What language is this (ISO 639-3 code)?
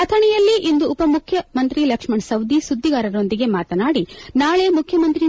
kan